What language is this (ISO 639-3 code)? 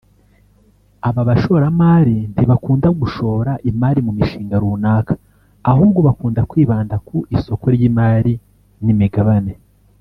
kin